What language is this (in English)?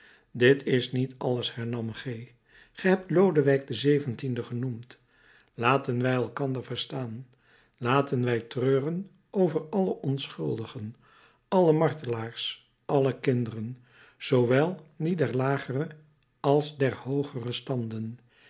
Dutch